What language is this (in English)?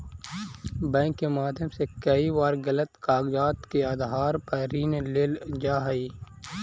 Magahi